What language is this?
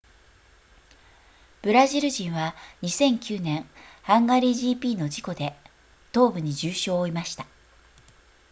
Japanese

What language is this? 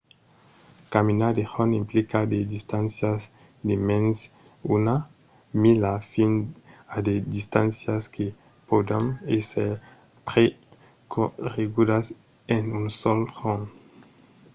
Occitan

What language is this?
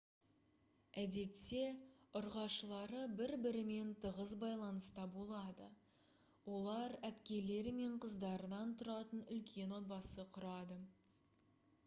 Kazakh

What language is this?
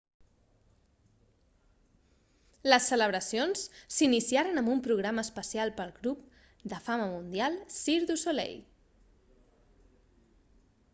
Catalan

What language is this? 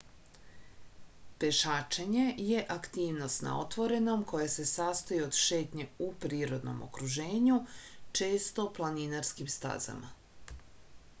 Serbian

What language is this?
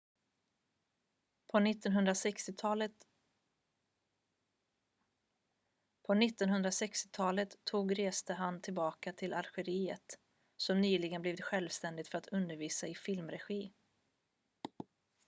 Swedish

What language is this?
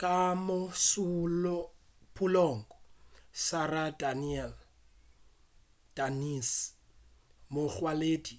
Northern Sotho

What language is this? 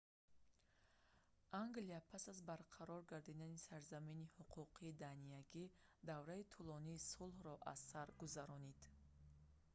Tajik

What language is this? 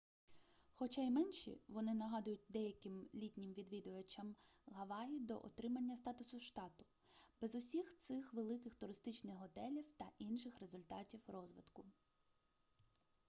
Ukrainian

